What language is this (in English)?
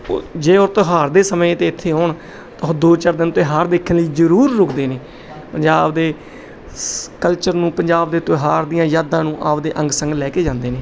Punjabi